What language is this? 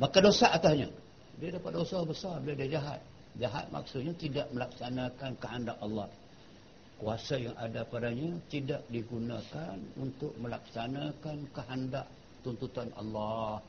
Malay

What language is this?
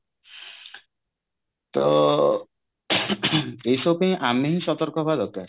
Odia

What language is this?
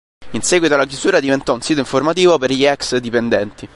Italian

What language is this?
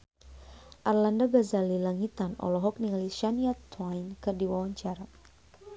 Sundanese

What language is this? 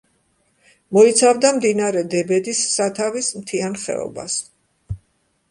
Georgian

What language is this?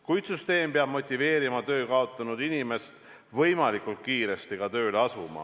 Estonian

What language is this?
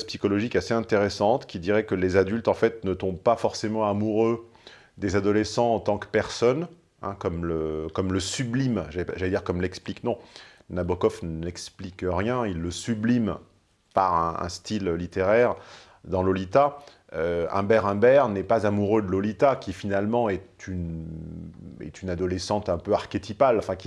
French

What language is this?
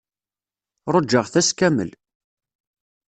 Kabyle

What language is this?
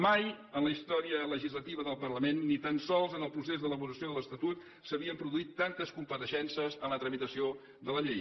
Catalan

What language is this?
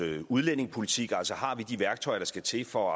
Danish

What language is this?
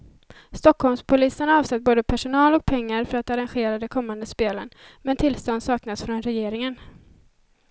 Swedish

